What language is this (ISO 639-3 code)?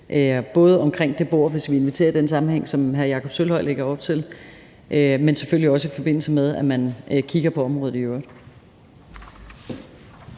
dan